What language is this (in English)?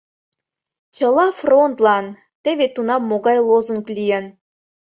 Mari